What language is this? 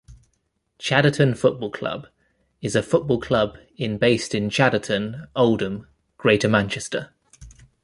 English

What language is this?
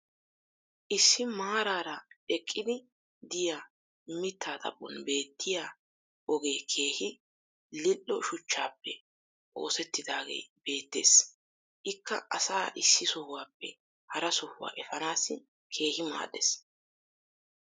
Wolaytta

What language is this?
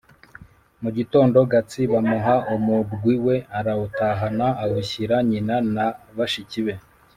Kinyarwanda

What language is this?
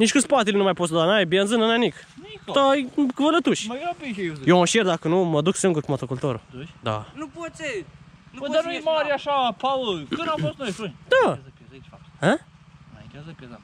Romanian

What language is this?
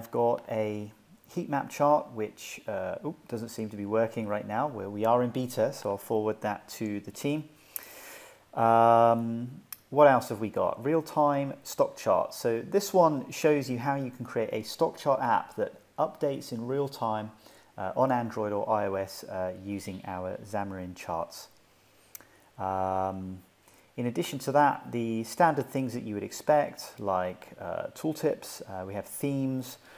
English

